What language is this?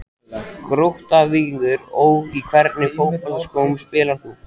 Icelandic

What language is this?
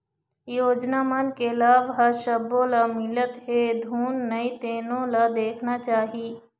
Chhattisgarhi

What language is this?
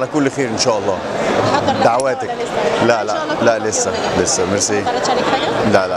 Arabic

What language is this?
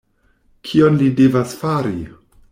Esperanto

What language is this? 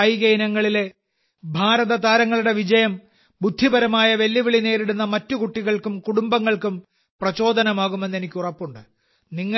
Malayalam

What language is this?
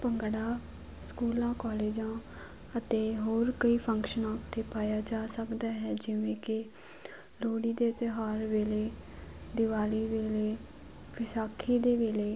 Punjabi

